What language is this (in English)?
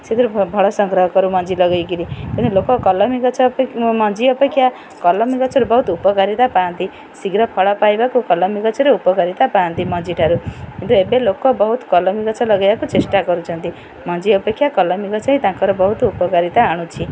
Odia